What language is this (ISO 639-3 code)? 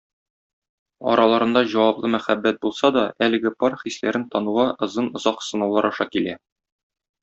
tat